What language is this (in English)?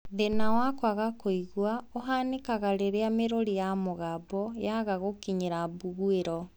Kikuyu